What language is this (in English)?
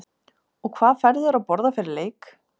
Icelandic